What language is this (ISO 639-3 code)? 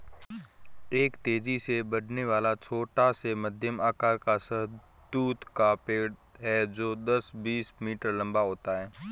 hin